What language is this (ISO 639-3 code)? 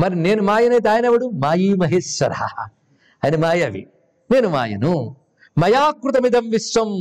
tel